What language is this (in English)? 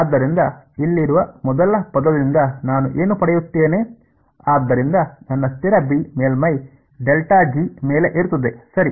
Kannada